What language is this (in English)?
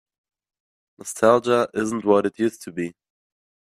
English